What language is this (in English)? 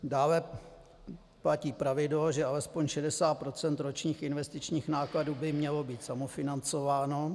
Czech